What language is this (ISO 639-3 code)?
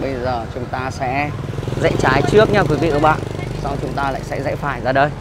vie